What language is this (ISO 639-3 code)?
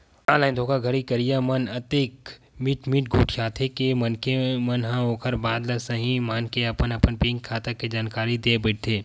hne